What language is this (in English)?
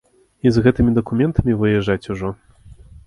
Belarusian